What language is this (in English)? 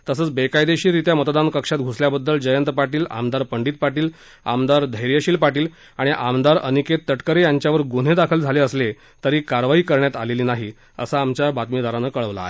Marathi